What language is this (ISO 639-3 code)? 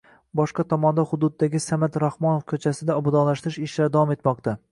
uzb